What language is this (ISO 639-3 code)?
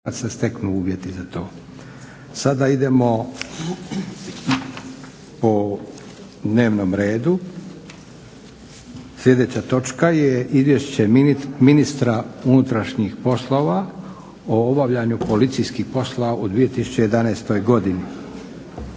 hrv